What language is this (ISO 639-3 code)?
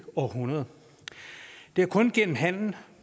dan